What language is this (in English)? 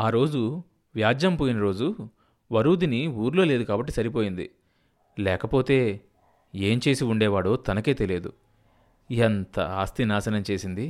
Telugu